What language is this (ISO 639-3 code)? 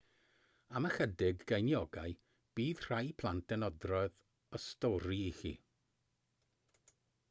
cym